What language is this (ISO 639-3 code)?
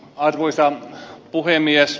fin